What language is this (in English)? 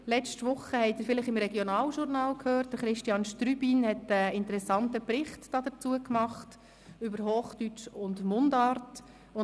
Swiss German